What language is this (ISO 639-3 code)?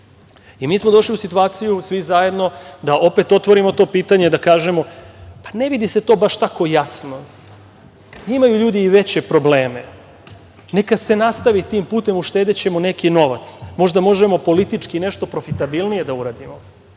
srp